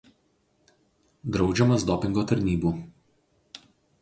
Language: Lithuanian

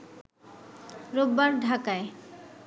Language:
Bangla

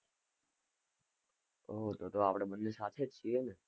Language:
Gujarati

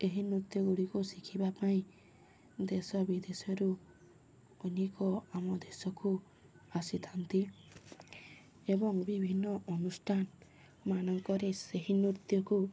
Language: Odia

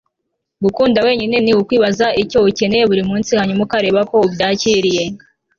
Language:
Kinyarwanda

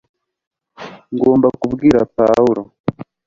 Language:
Kinyarwanda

